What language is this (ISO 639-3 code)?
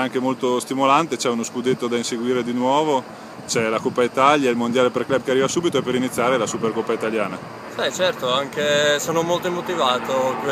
ita